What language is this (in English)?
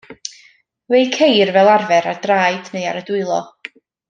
Welsh